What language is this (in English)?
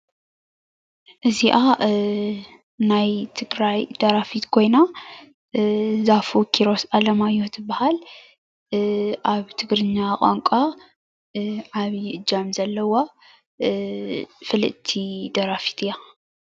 Tigrinya